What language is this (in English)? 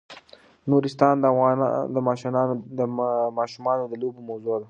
Pashto